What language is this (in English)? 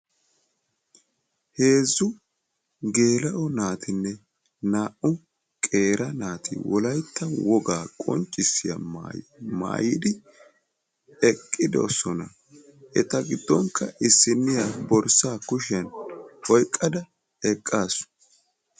Wolaytta